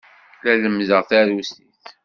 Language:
Kabyle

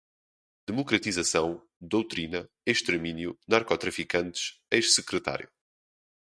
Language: Portuguese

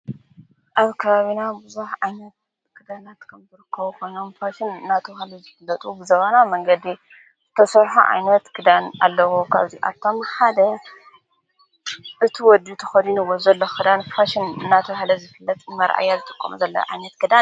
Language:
Tigrinya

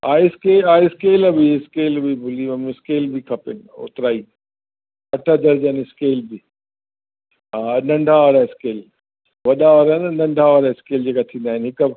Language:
Sindhi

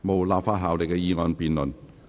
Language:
Cantonese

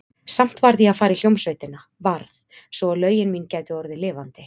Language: Icelandic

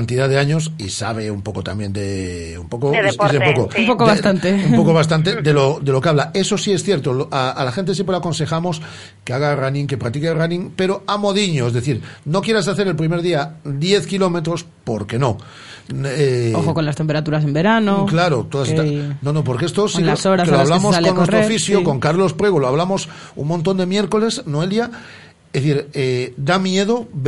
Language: Spanish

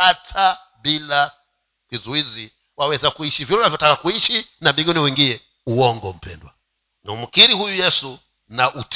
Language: Swahili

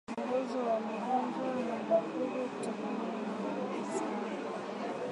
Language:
Swahili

